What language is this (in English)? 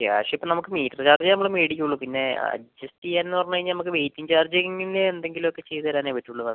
Malayalam